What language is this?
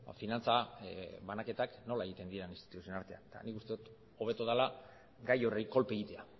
Basque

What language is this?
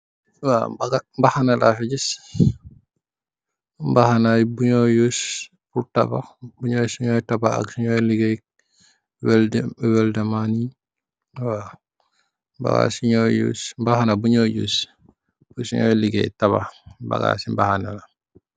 Wolof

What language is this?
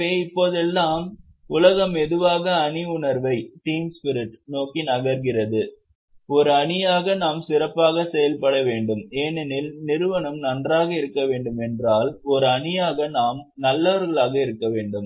Tamil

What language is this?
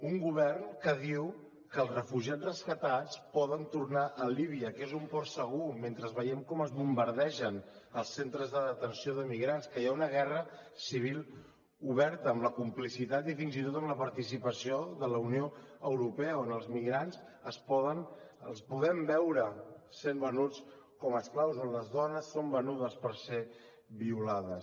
Catalan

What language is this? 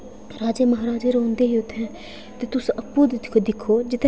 Dogri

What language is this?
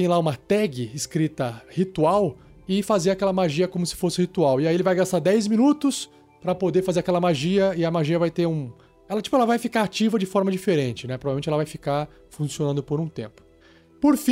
Portuguese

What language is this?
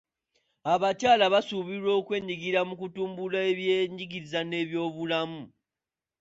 Ganda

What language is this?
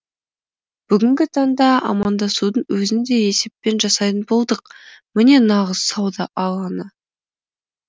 Kazakh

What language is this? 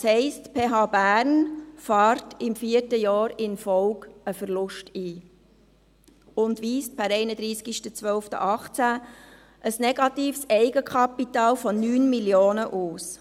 Swiss German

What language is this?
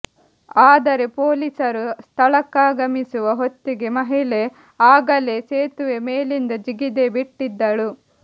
Kannada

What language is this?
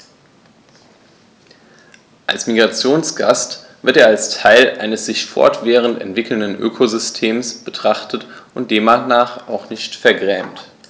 German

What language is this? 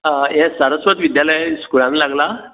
Konkani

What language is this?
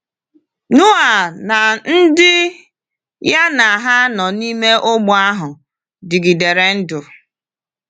Igbo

